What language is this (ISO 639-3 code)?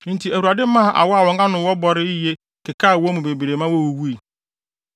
aka